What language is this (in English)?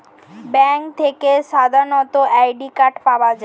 Bangla